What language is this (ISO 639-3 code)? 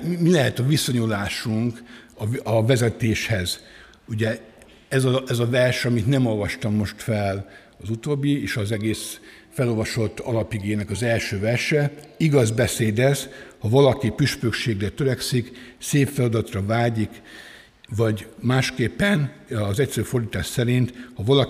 hun